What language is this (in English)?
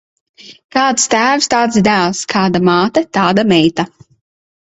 Latvian